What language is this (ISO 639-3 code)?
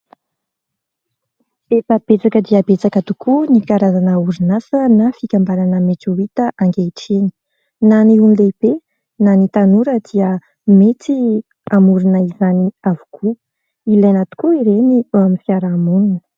mlg